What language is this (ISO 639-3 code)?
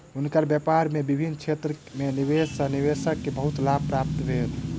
mai